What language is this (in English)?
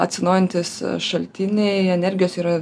Lithuanian